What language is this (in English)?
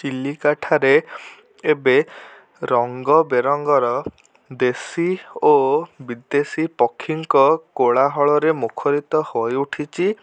Odia